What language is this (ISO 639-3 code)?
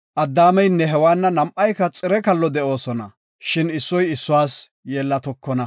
gof